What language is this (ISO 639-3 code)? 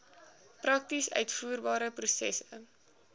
afr